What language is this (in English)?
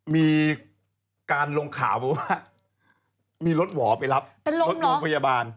Thai